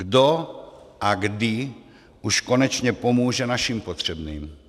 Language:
Czech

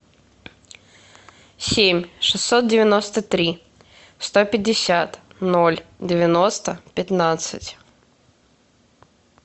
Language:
Russian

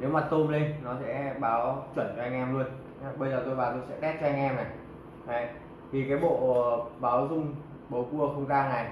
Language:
Vietnamese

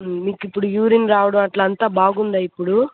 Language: Telugu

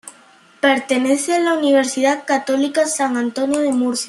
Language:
Spanish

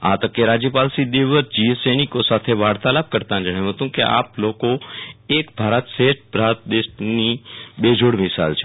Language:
Gujarati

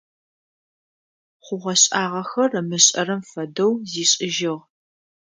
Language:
Adyghe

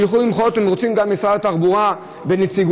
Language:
Hebrew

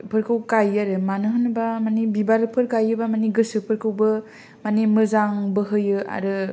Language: Bodo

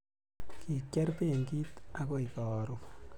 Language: Kalenjin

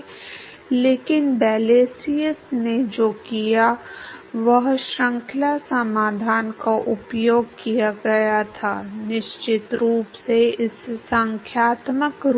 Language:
Hindi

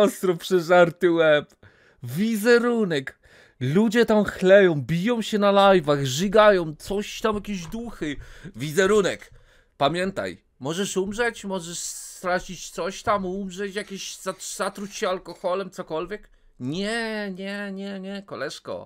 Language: Polish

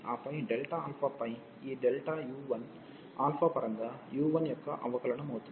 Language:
Telugu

